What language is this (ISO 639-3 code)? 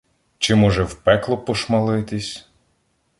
ukr